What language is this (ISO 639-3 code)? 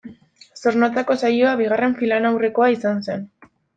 eus